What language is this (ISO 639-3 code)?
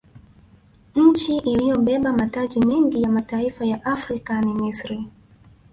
swa